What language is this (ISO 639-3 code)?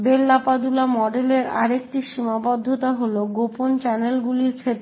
ben